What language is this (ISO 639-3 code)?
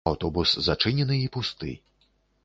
bel